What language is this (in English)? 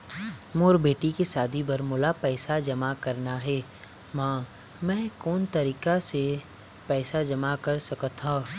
Chhattisgarhi